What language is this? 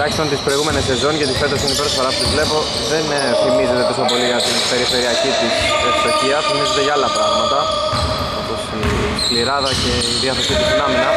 Greek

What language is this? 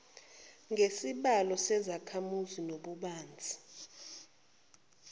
Zulu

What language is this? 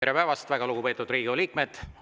Estonian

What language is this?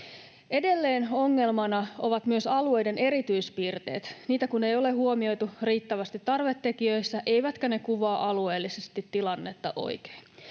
Finnish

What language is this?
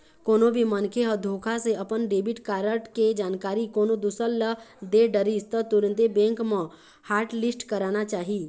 Chhattisgarhi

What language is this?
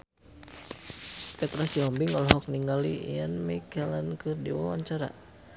Sundanese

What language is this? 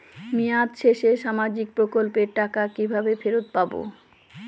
Bangla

